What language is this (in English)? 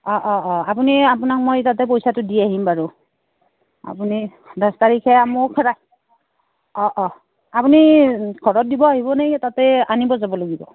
Assamese